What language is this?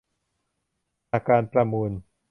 Thai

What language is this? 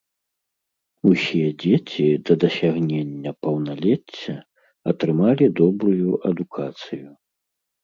Belarusian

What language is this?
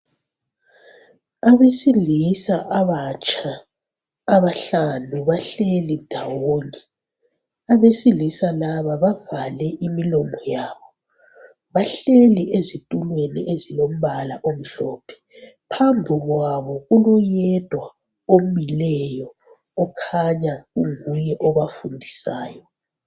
North Ndebele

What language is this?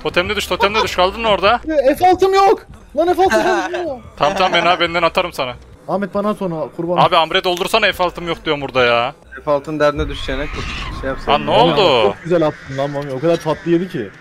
Turkish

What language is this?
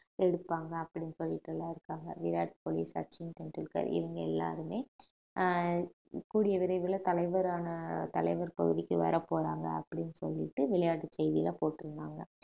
Tamil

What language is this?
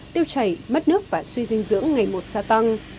Vietnamese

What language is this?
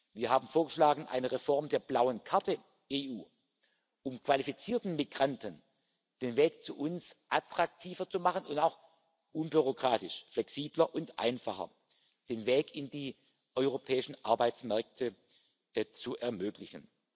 German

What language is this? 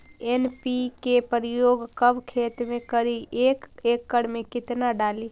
Magahi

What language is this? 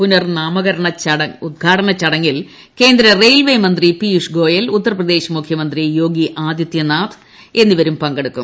Malayalam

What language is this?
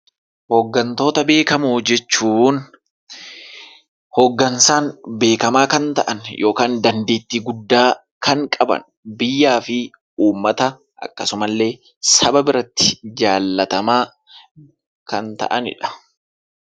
Oromo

